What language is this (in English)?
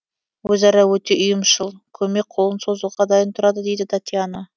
Kazakh